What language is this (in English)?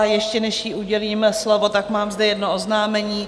Czech